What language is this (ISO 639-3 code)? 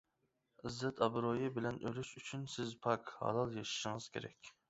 uig